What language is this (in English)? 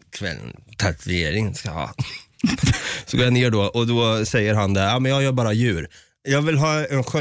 Swedish